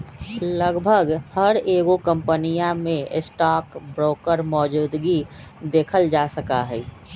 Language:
Magahi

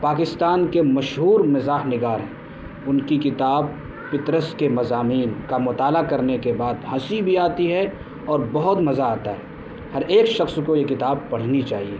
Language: Urdu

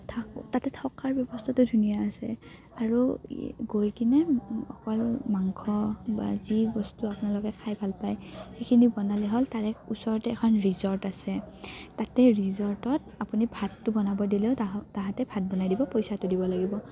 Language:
Assamese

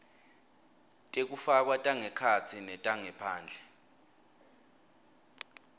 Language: Swati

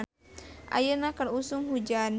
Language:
Sundanese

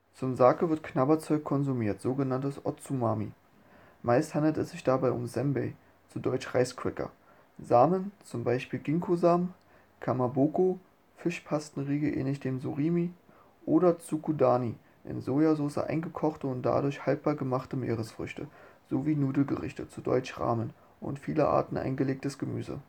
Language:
German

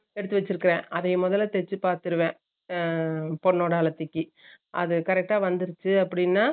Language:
Tamil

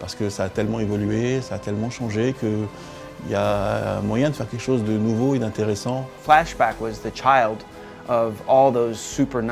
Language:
French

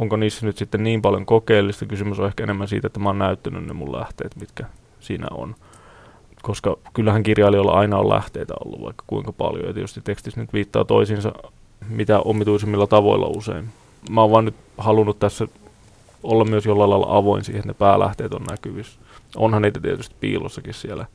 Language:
Finnish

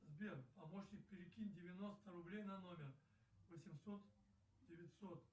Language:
Russian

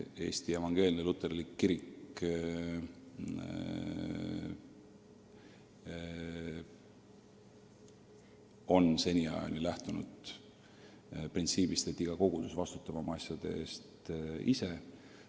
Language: Estonian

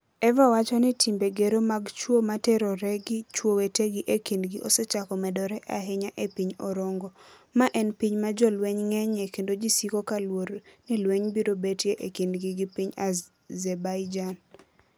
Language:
Luo (Kenya and Tanzania)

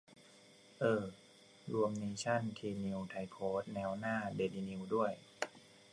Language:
Thai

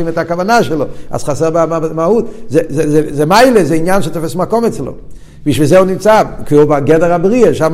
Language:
Hebrew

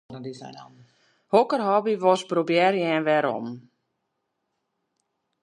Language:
Western Frisian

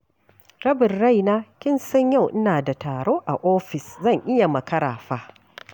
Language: Hausa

